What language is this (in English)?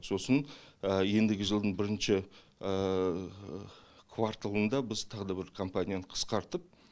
Kazakh